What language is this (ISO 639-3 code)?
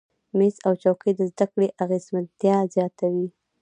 pus